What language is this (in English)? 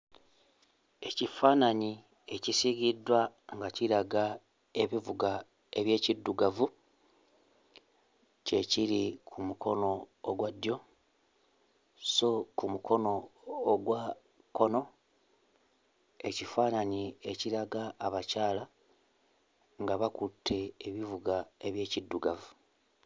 Ganda